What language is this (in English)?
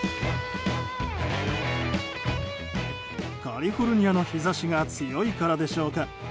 Japanese